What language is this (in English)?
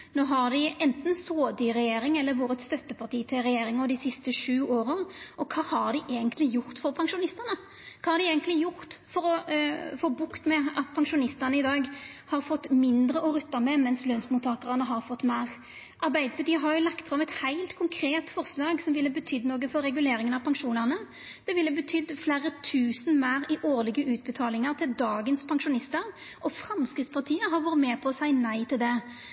Norwegian Nynorsk